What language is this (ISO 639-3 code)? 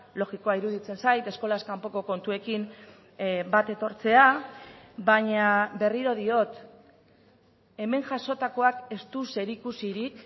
eus